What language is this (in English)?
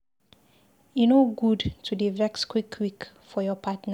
Nigerian Pidgin